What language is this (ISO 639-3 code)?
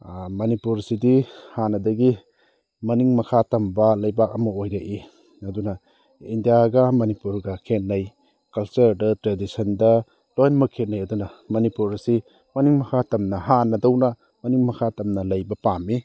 mni